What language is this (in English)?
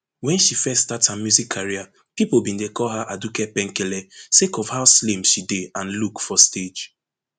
Nigerian Pidgin